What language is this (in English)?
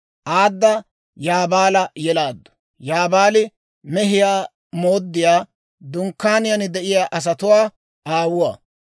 Dawro